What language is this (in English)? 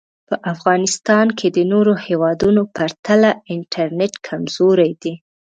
Pashto